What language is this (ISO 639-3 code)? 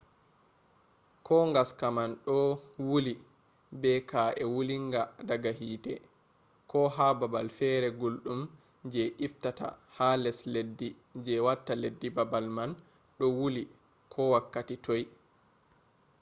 ful